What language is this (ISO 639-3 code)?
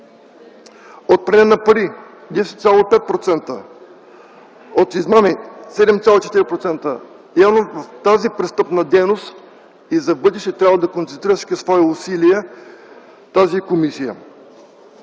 bul